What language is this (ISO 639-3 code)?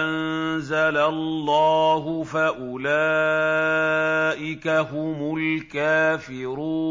ara